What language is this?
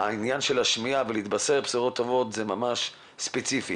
Hebrew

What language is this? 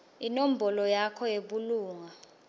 Swati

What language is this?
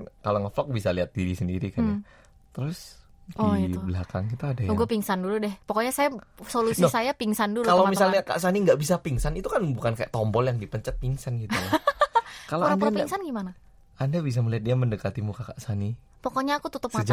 Indonesian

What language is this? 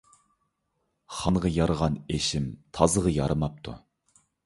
Uyghur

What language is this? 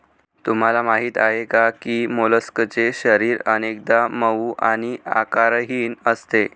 Marathi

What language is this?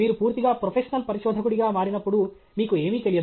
Telugu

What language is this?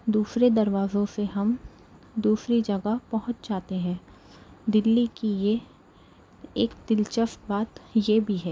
Urdu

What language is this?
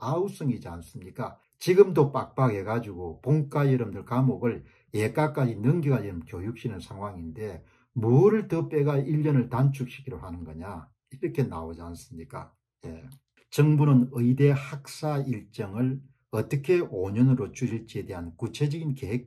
Korean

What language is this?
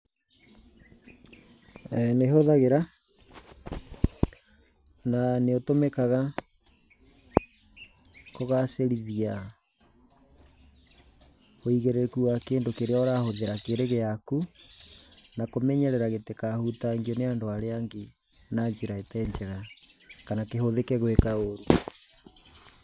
Kikuyu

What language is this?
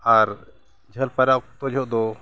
Santali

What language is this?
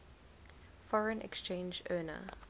English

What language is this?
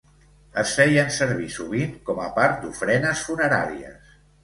Catalan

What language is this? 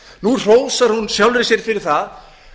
Icelandic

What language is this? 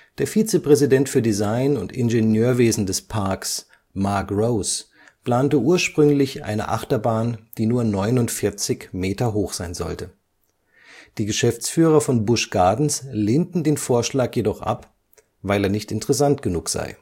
German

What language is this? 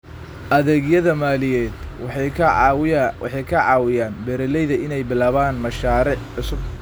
Somali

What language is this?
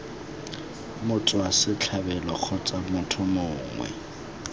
Tswana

